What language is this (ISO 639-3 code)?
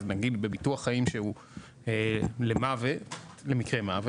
heb